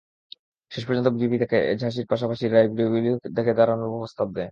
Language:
Bangla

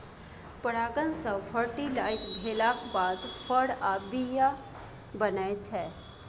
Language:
Maithili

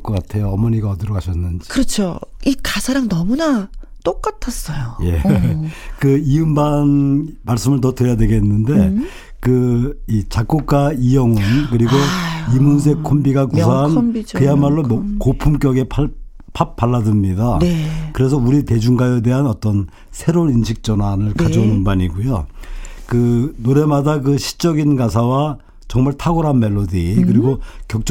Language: Korean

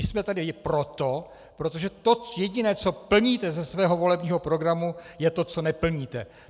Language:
Czech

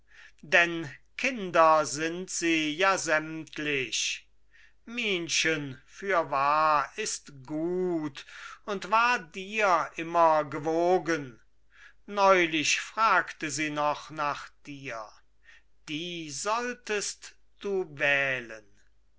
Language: German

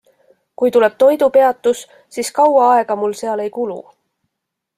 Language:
Estonian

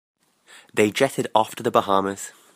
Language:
English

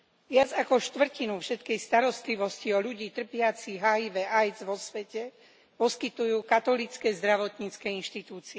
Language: Slovak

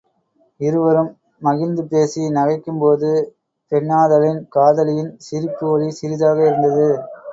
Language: Tamil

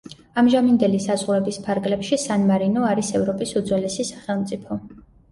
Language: Georgian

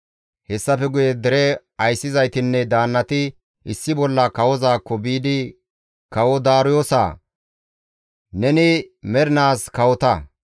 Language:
Gamo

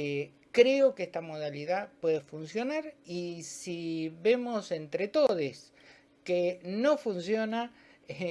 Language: Spanish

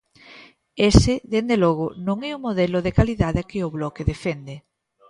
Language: Galician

